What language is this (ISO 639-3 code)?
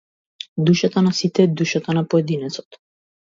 mkd